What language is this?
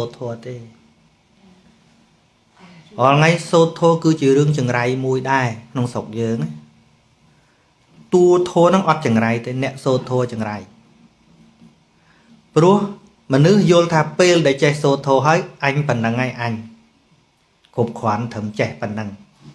Vietnamese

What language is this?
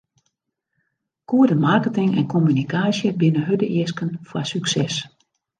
Western Frisian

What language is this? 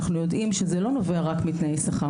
Hebrew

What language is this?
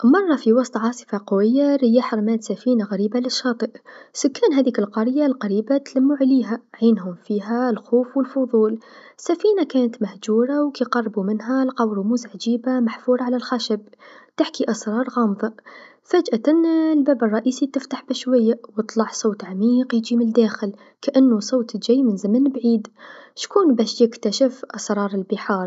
Tunisian Arabic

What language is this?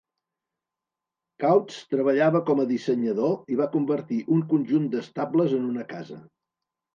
Catalan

